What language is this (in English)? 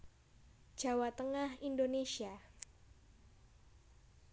Javanese